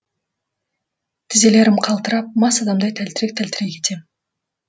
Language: Kazakh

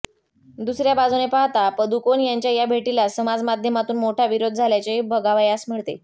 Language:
Marathi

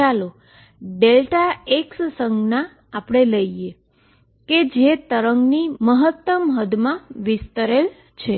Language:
Gujarati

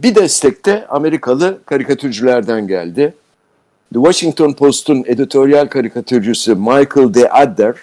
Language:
Turkish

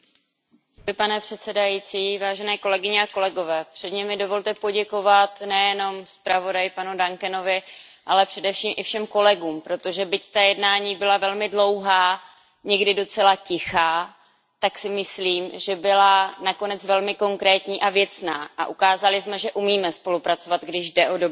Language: Czech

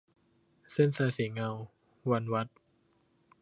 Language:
Thai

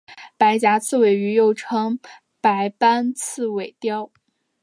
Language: Chinese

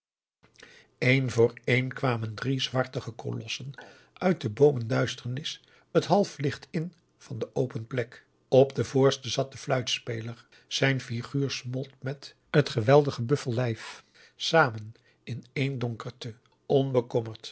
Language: Dutch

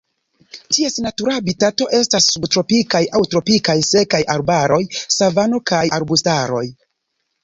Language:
Esperanto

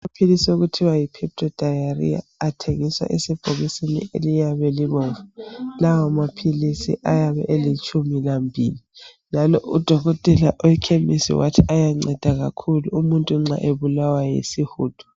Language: North Ndebele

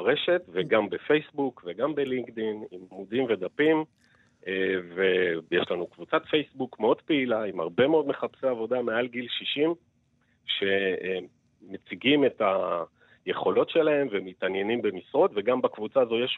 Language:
Hebrew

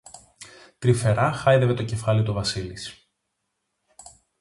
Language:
Greek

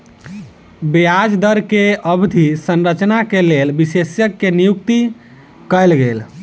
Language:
Maithili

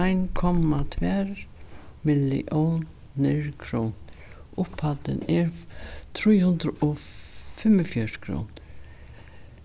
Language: Faroese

